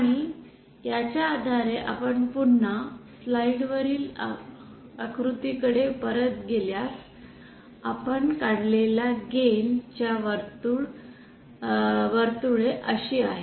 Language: Marathi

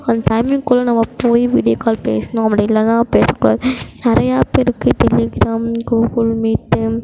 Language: Tamil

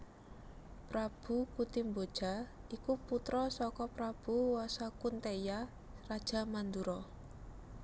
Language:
Javanese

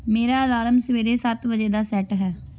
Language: Punjabi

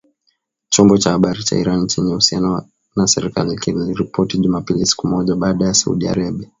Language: Swahili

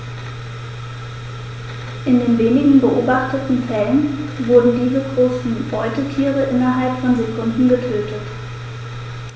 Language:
German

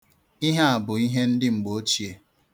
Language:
Igbo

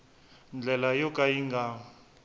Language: Tsonga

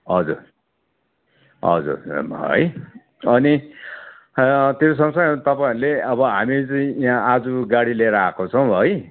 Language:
Nepali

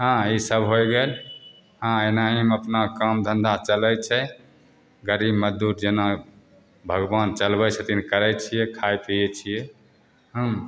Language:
Maithili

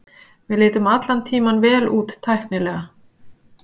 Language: Icelandic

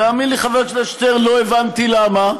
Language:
Hebrew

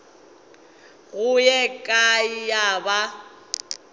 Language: Northern Sotho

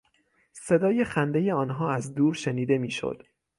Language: Persian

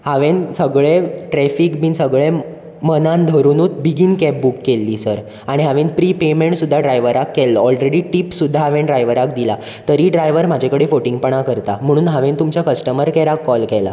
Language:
Konkani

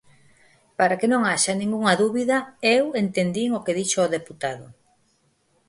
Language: Galician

